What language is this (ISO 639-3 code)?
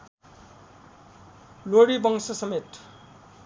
nep